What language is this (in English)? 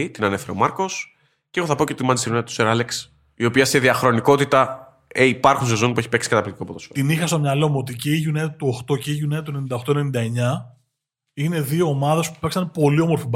Greek